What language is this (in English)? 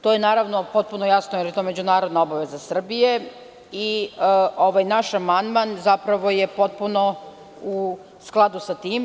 Serbian